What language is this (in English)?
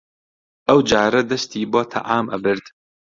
Central Kurdish